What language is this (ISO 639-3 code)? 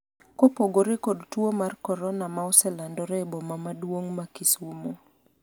luo